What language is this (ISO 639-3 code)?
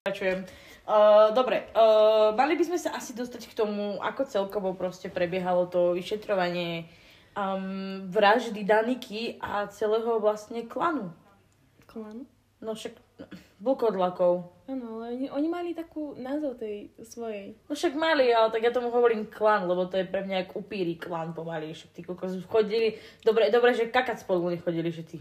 slk